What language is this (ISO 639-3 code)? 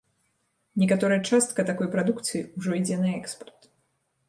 bel